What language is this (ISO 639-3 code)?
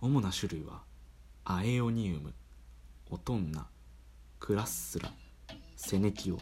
jpn